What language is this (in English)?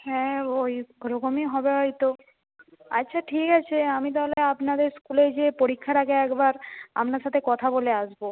Bangla